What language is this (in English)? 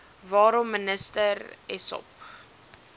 Afrikaans